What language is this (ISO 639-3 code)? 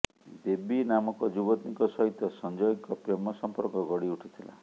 ori